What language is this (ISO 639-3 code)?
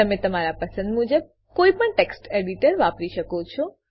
guj